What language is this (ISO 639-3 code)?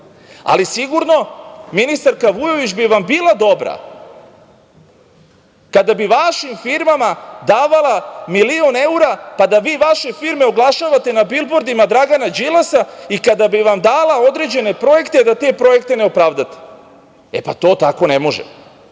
srp